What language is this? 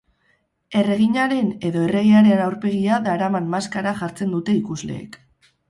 Basque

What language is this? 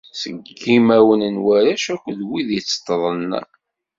Kabyle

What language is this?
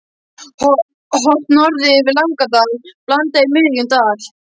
Icelandic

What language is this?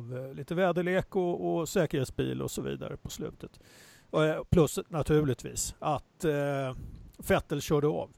Swedish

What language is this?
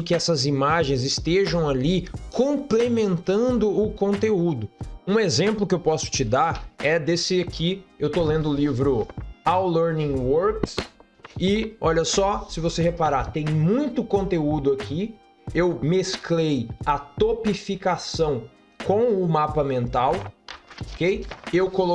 Portuguese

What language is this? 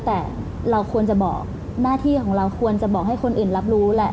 Thai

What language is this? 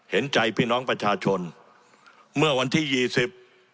Thai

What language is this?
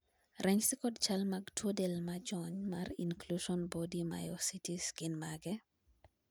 Luo (Kenya and Tanzania)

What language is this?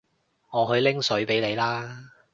Cantonese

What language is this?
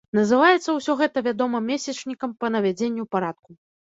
Belarusian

